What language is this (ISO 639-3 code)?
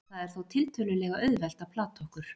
isl